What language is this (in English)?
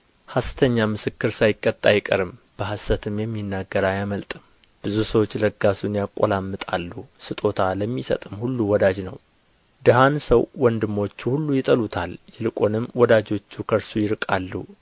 Amharic